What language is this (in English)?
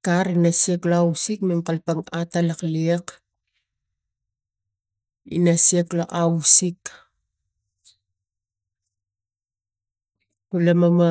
Tigak